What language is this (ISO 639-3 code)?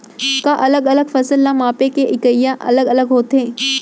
hne